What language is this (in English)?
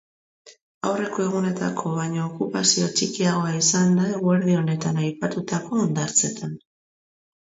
Basque